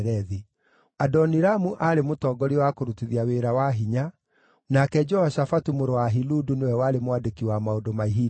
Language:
Kikuyu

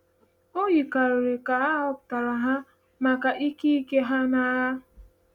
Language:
Igbo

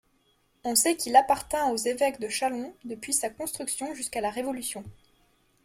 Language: French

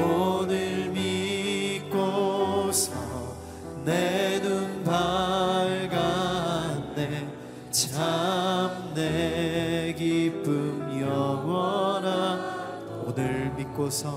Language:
Korean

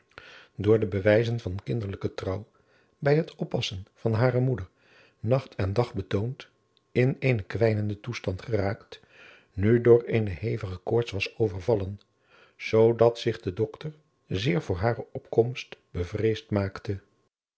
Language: Dutch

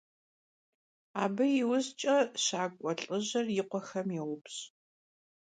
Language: Kabardian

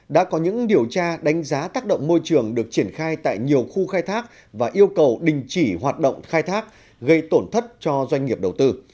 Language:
Vietnamese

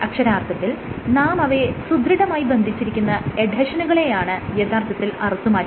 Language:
Malayalam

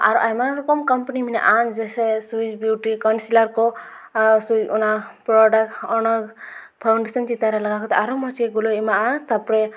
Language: Santali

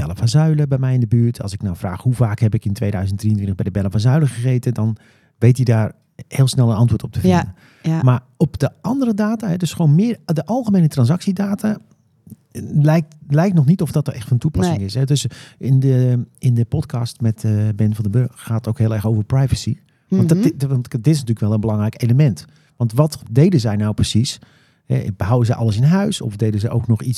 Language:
Dutch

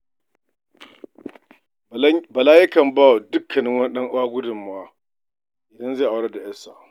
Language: Hausa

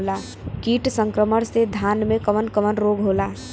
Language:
Bhojpuri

